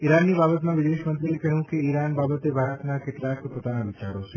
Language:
Gujarati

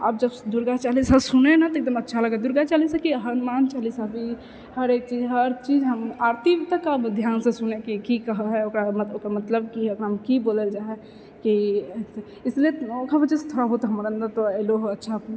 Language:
Maithili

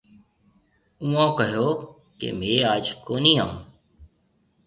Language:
Marwari (Pakistan)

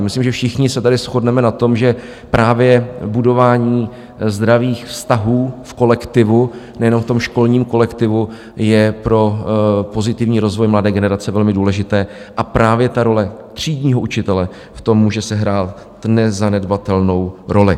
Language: Czech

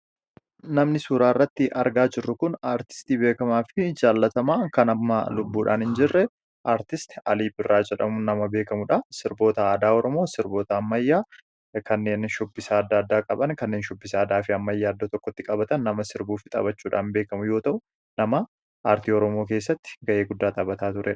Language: Oromo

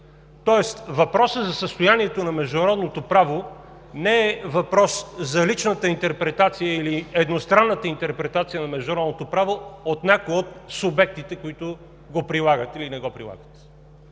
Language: Bulgarian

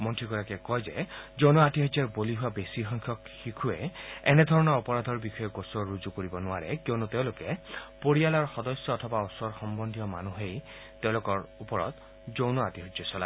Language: Assamese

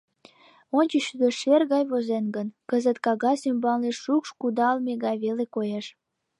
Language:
Mari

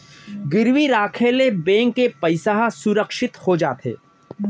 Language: Chhattisgarhi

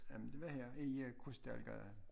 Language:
Danish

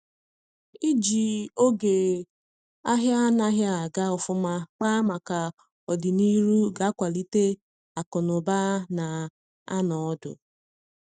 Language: Igbo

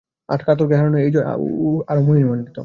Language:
Bangla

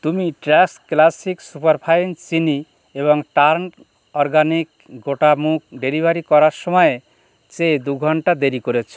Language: Bangla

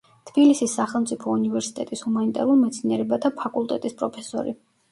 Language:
Georgian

